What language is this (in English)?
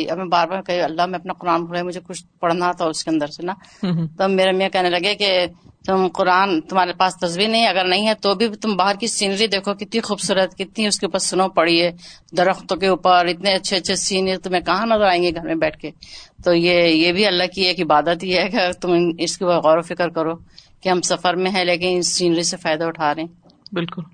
Urdu